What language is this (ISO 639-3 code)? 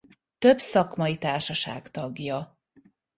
hun